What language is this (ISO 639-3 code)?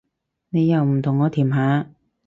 yue